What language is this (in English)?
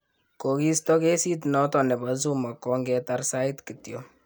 Kalenjin